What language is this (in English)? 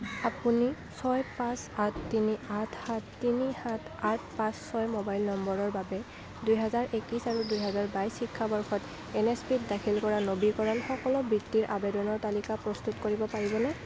Assamese